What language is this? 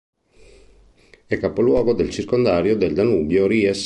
Italian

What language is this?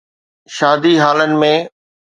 Sindhi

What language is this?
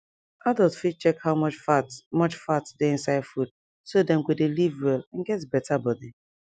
Nigerian Pidgin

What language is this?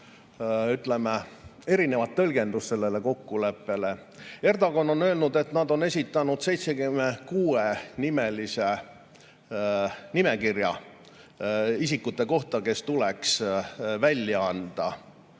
Estonian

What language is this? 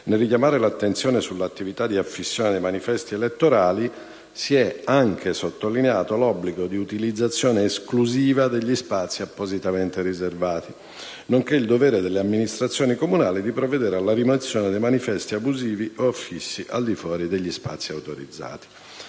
Italian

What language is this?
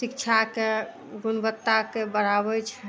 Maithili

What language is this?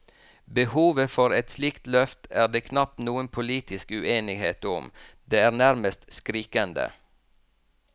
Norwegian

